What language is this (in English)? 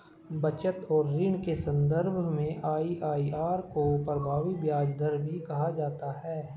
Hindi